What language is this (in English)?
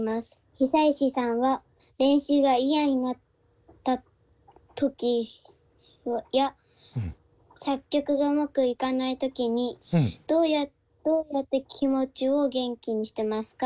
Japanese